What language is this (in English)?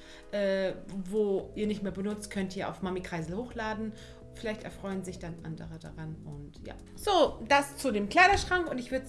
German